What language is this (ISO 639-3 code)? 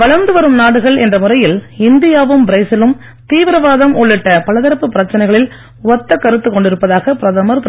tam